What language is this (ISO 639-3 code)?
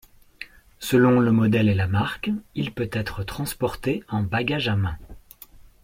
fra